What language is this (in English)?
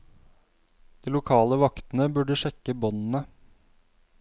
Norwegian